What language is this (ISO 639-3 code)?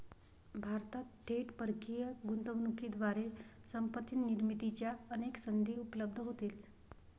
mar